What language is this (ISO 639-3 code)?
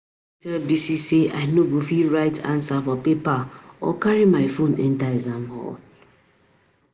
pcm